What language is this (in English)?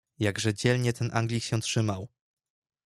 Polish